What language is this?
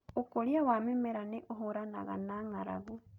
Kikuyu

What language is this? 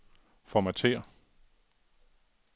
Danish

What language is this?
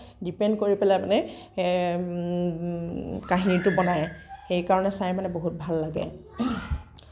Assamese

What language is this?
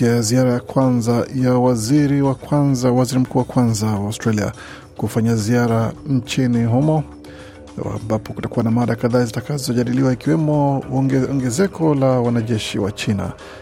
Swahili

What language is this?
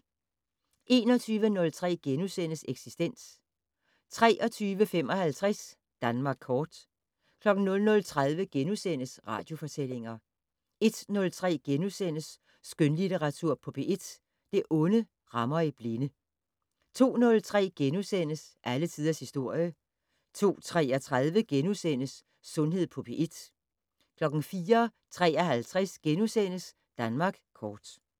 Danish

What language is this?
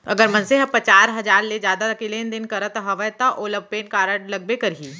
Chhattisgarhi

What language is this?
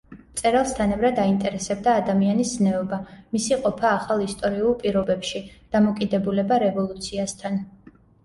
Georgian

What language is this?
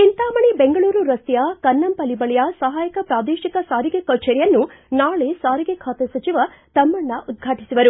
Kannada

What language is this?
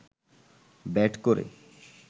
Bangla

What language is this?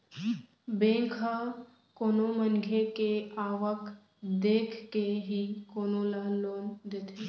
Chhattisgarhi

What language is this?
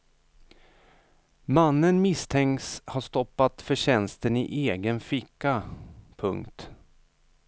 Swedish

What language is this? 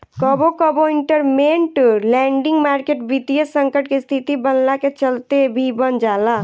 Bhojpuri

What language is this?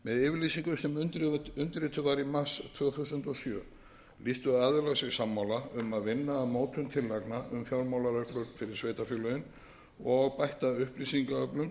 Icelandic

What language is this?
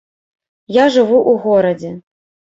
Belarusian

